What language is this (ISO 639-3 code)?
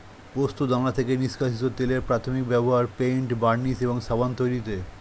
ben